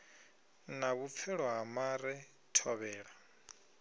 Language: Venda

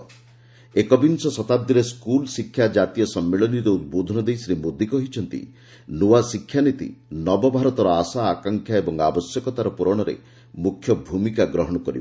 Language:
Odia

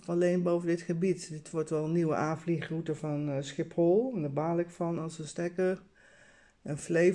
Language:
Dutch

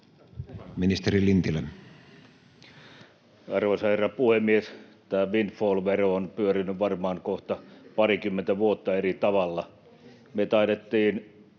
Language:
Finnish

